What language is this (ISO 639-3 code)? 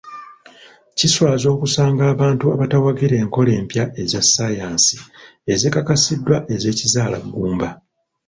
lug